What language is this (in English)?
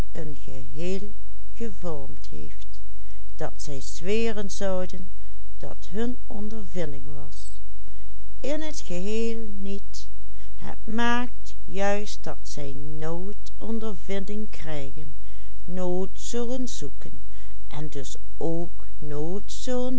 Dutch